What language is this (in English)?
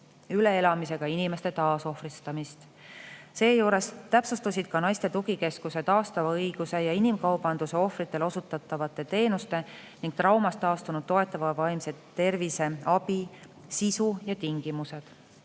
Estonian